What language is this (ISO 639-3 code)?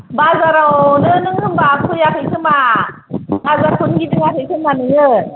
brx